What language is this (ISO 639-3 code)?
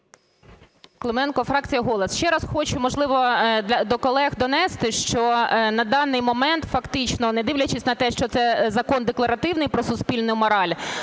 ukr